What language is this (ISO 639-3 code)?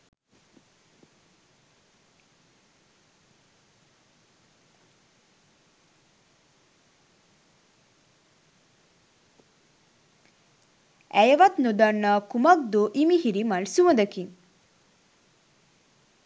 sin